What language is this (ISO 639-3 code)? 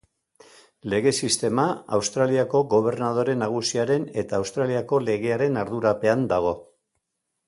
eus